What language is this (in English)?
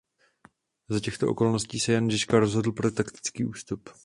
Czech